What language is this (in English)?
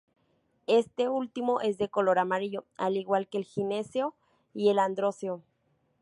Spanish